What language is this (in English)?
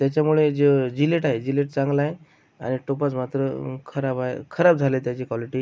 Marathi